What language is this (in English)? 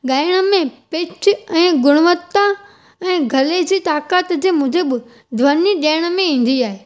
Sindhi